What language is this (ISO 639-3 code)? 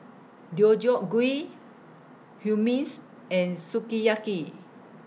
eng